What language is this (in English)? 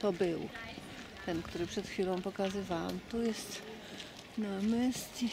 Polish